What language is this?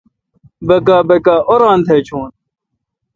Kalkoti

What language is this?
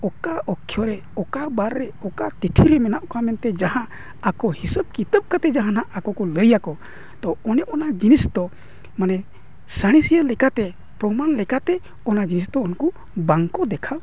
Santali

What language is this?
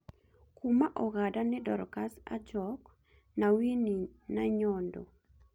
Kikuyu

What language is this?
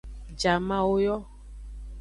Aja (Benin)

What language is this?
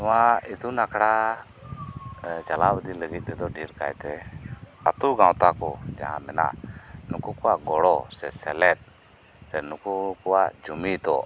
Santali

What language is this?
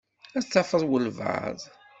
Kabyle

